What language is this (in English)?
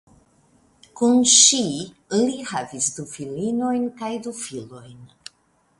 Esperanto